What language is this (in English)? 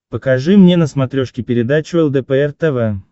Russian